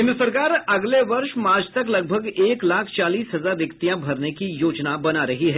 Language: Hindi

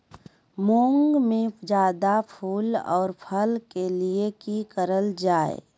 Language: Magahi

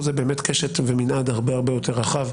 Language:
Hebrew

